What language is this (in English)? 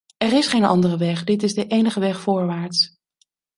Dutch